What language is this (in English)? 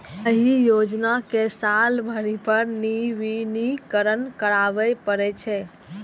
Maithili